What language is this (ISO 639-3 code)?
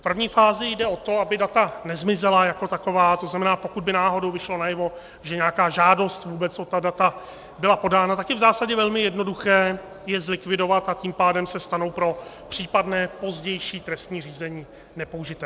ces